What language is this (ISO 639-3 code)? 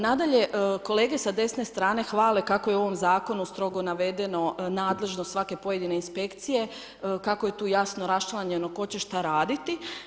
hrv